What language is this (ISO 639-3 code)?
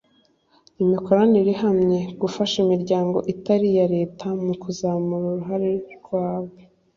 kin